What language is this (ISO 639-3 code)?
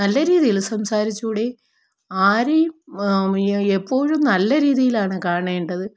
mal